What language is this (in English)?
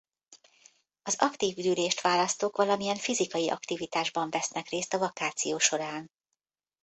Hungarian